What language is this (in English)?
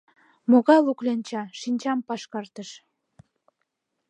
Mari